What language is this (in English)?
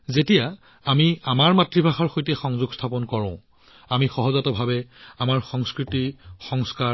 Assamese